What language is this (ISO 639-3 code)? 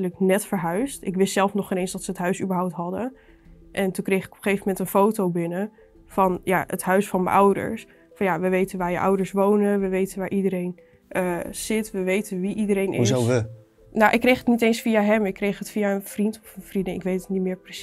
nld